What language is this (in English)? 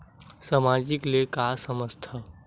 Chhattisgarhi